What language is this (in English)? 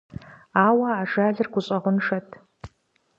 Kabardian